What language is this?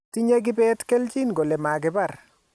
Kalenjin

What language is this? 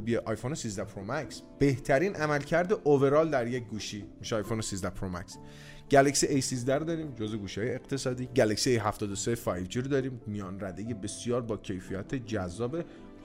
Persian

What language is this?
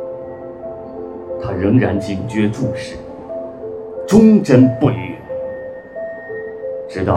Chinese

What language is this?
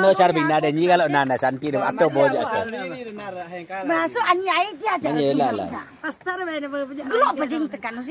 Indonesian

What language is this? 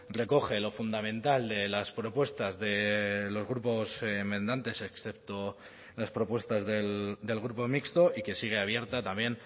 Spanish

